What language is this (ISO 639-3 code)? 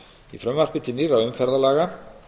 isl